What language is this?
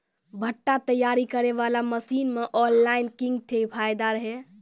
Maithili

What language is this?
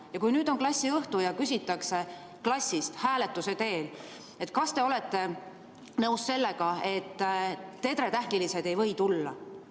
Estonian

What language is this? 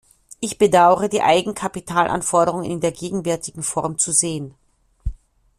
German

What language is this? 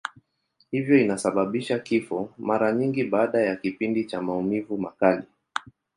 Swahili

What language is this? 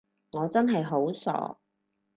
Cantonese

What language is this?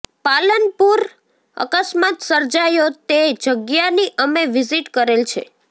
Gujarati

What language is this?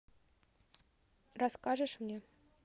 Russian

